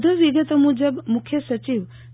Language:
Gujarati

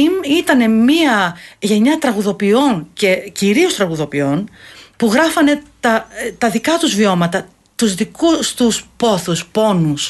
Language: Greek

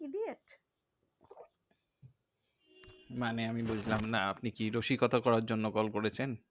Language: Bangla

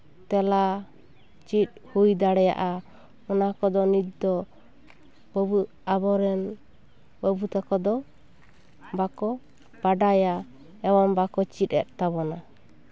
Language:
Santali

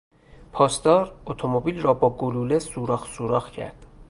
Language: Persian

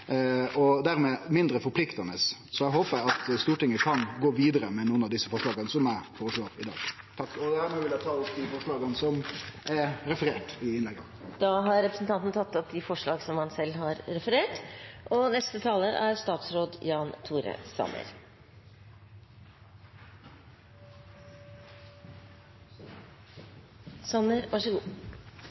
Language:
Norwegian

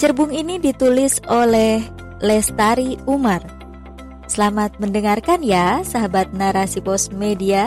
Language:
Indonesian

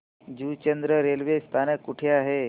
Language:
Marathi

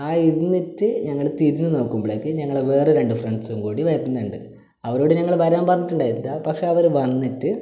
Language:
Malayalam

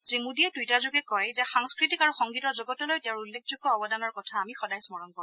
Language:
Assamese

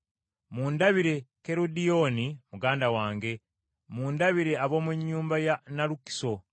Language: Ganda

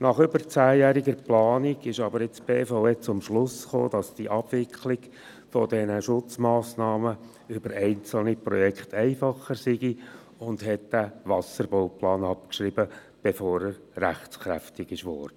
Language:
Swiss German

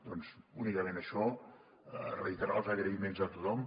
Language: Catalan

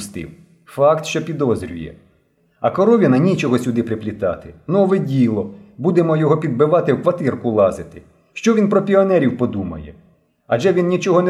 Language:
Ukrainian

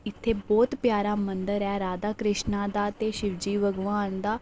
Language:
Dogri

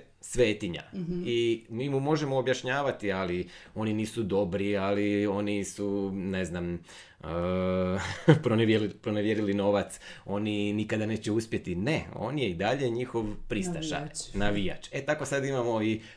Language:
Croatian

